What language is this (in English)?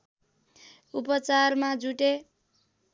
Nepali